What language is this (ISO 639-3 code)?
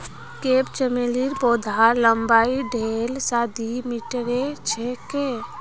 mag